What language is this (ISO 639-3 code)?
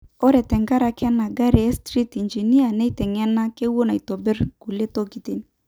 mas